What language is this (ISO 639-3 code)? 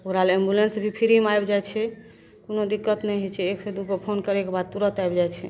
mai